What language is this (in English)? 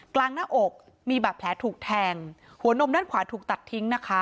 Thai